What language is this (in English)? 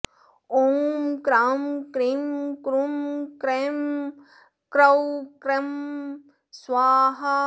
Sanskrit